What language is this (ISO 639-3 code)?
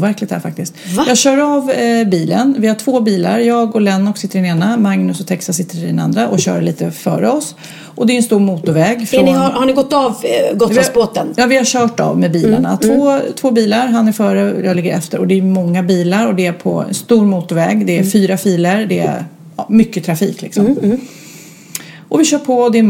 swe